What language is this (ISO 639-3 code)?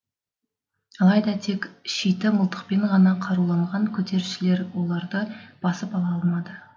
kaz